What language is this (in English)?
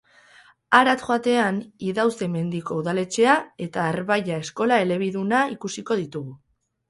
Basque